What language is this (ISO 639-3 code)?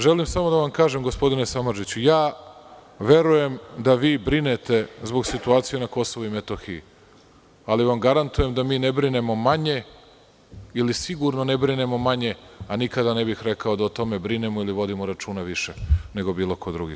srp